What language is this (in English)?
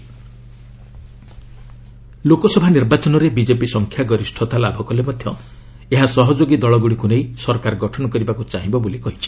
Odia